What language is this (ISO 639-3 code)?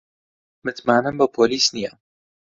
ckb